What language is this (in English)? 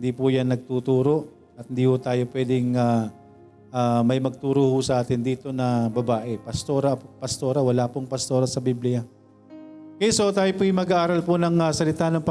Filipino